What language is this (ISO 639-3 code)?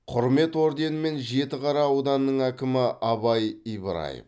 kaz